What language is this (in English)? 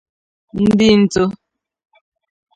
Igbo